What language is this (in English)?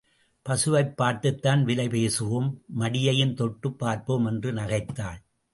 Tamil